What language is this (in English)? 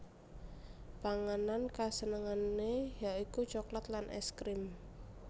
Javanese